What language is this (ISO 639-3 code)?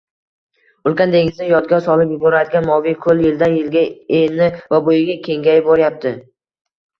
uzb